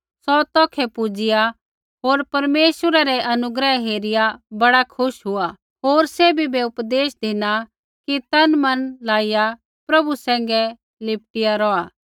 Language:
Kullu Pahari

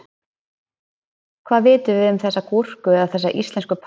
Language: Icelandic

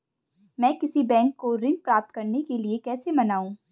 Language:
Hindi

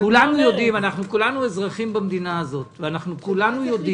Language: Hebrew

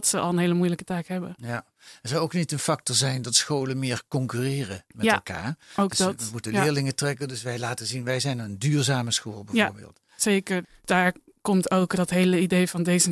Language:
Dutch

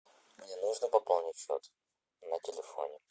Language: Russian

